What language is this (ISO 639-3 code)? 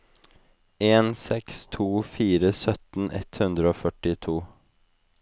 nor